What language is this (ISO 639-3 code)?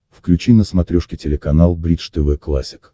rus